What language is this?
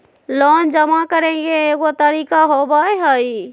Magahi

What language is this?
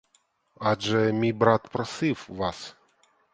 Ukrainian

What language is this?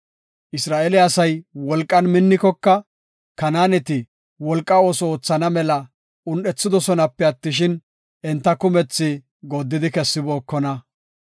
Gofa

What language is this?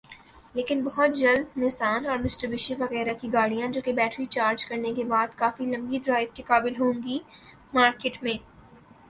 Urdu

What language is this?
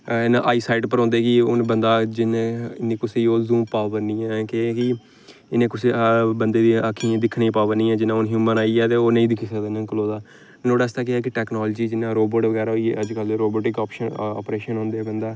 Dogri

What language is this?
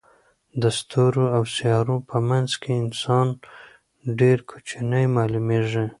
Pashto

